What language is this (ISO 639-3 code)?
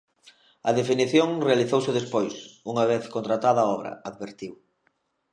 glg